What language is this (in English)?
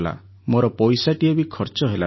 Odia